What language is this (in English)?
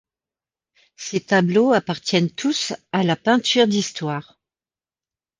French